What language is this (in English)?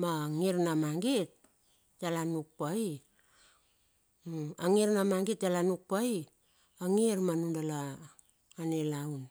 Bilur